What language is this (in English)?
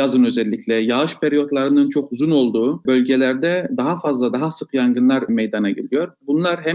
Turkish